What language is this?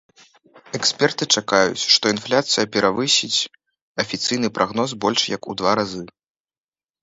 Belarusian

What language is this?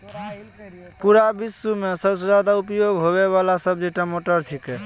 Maithili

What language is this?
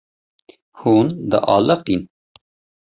Kurdish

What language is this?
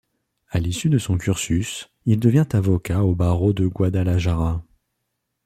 French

